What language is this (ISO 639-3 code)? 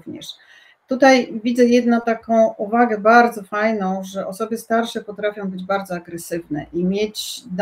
pol